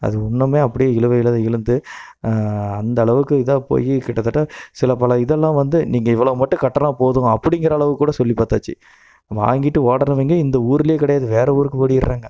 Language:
Tamil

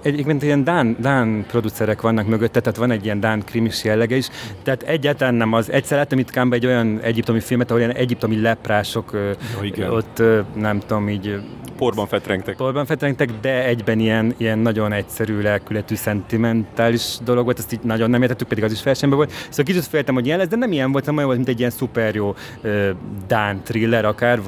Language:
Hungarian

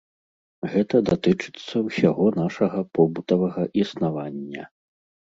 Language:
Belarusian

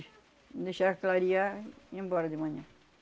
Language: Portuguese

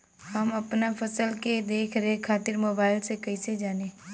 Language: Bhojpuri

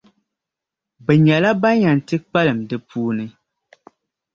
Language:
Dagbani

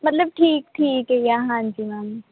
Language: Punjabi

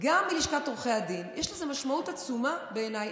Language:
Hebrew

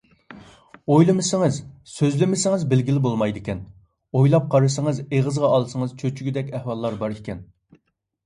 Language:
Uyghur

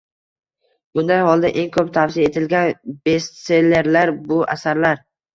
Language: Uzbek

